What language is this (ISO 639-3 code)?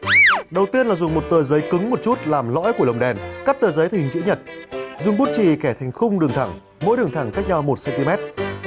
vie